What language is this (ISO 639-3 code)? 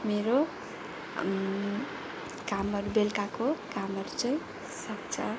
nep